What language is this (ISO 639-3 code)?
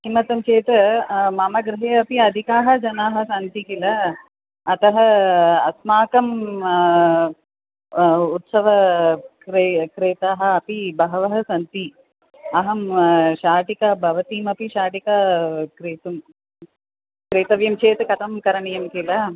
san